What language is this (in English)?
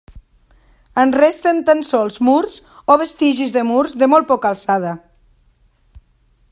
Catalan